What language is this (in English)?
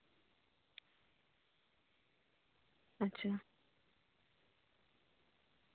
Santali